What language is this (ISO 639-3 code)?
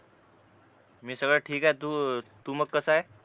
mar